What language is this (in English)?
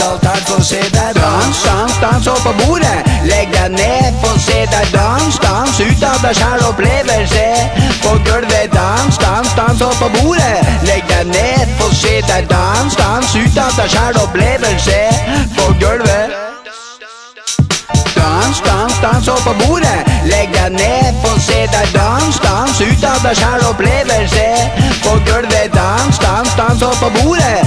Norwegian